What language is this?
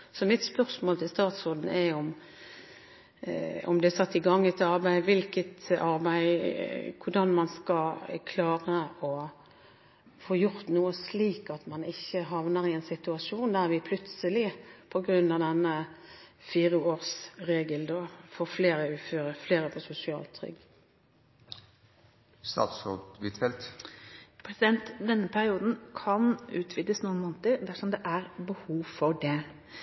Norwegian Bokmål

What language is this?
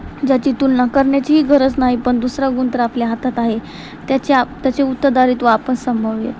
Marathi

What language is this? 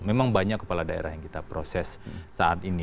Indonesian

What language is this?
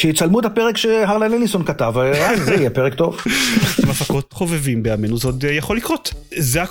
Hebrew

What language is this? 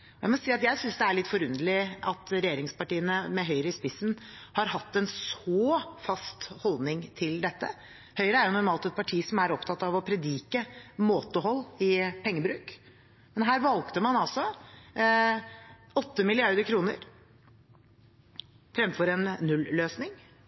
Norwegian Bokmål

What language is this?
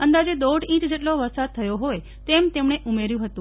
Gujarati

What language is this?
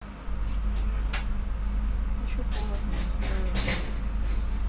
Russian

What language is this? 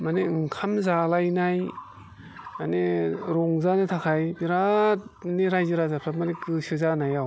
Bodo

